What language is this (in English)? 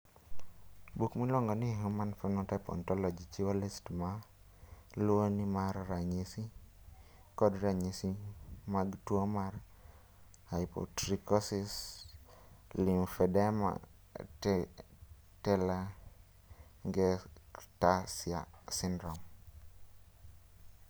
Luo (Kenya and Tanzania)